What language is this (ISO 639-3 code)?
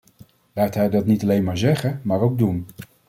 nld